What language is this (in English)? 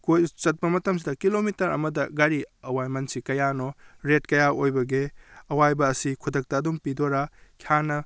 Manipuri